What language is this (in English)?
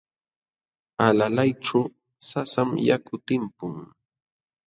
Jauja Wanca Quechua